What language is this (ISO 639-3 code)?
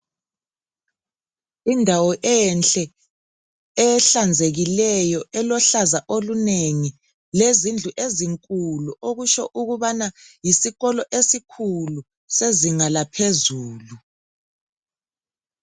nde